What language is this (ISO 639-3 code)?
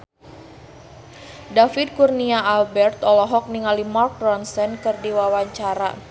sun